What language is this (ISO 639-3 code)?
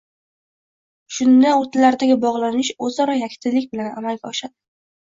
uzb